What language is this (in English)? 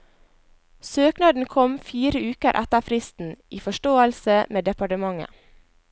Norwegian